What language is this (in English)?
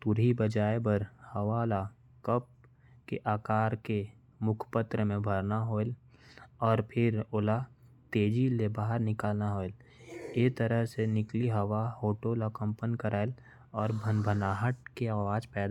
Korwa